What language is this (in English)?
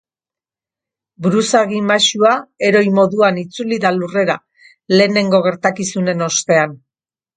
Basque